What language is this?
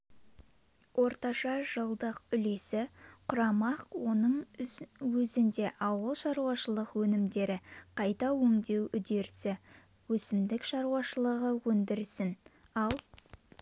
Kazakh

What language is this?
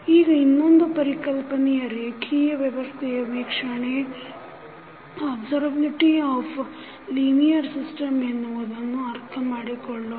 Kannada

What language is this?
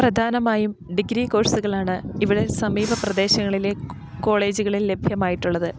Malayalam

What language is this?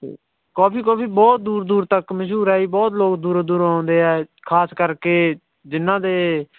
Punjabi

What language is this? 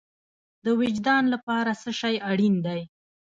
Pashto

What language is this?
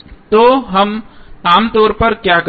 Hindi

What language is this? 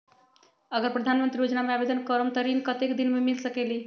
Magahi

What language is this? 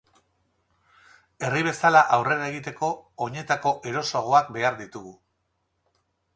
Basque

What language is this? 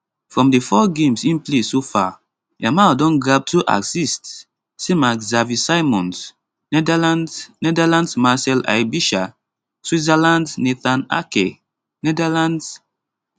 Nigerian Pidgin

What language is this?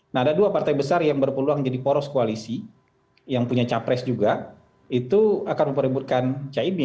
Indonesian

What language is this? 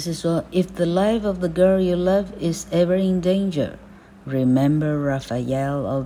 Chinese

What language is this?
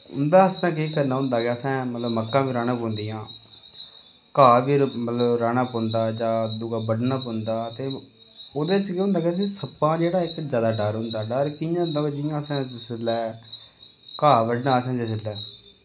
Dogri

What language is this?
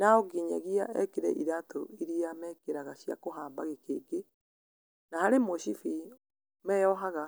Kikuyu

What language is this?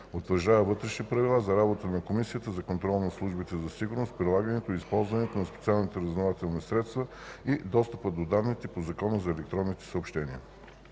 Bulgarian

